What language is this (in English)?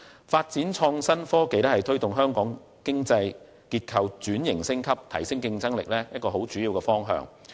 Cantonese